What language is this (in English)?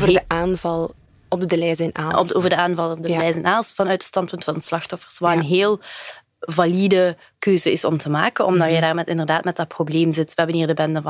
Dutch